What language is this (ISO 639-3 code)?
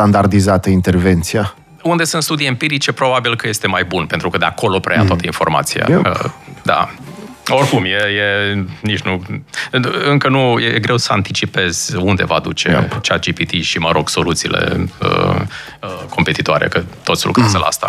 ron